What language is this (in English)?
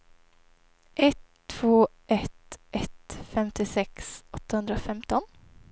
Swedish